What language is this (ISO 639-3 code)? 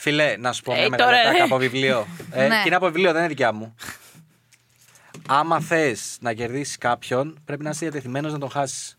ell